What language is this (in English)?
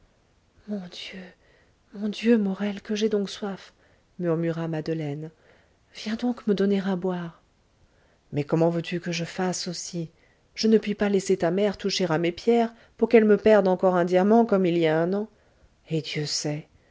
French